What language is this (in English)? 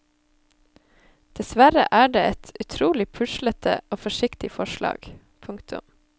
Norwegian